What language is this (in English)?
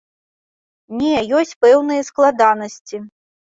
Belarusian